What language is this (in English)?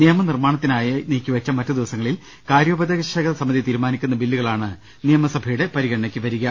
Malayalam